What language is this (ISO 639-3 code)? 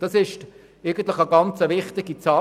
gsw